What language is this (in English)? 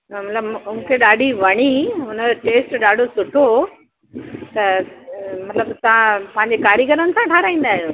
Sindhi